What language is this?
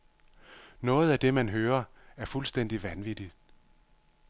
Danish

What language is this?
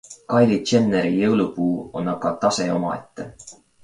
Estonian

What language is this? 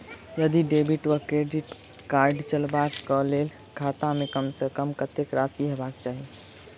Maithili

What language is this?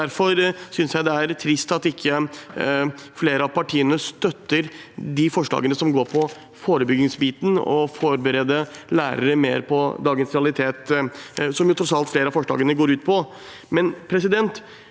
Norwegian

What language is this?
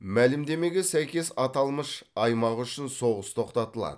Kazakh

